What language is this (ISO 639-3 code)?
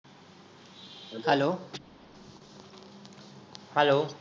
mar